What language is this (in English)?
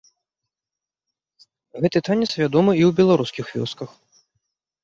Belarusian